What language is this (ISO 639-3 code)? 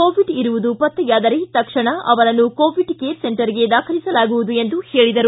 kan